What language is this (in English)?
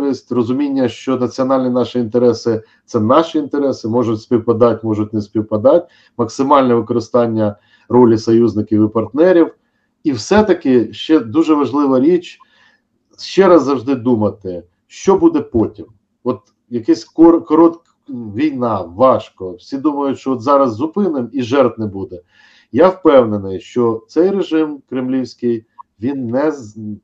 Ukrainian